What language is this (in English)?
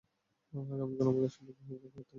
Bangla